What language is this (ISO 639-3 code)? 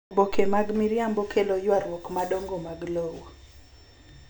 luo